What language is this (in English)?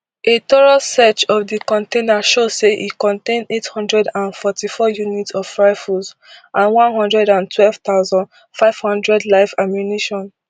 Nigerian Pidgin